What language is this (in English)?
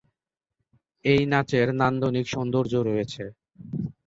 Bangla